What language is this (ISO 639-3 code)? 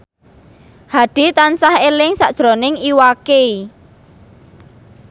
jav